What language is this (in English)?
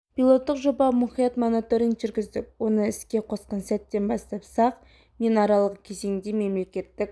Kazakh